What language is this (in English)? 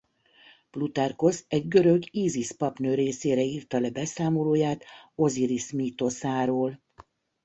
Hungarian